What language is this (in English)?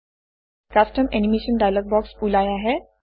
Assamese